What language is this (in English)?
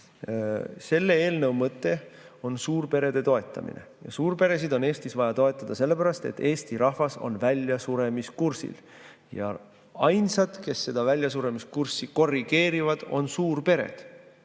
Estonian